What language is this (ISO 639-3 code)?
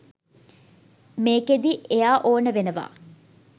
sin